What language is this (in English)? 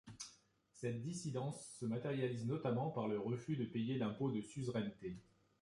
French